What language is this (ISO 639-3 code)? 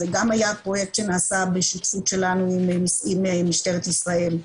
heb